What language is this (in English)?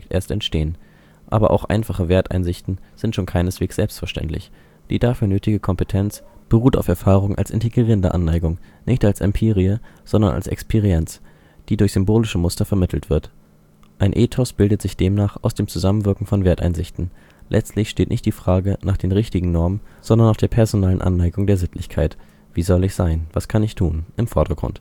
German